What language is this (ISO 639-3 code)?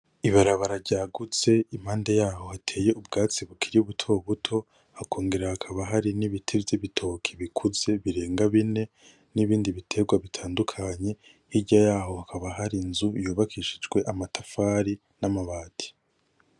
run